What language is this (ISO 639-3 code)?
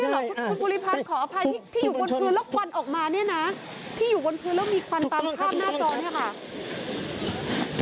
tha